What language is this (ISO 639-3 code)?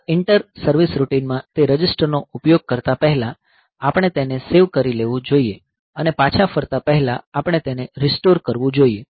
guj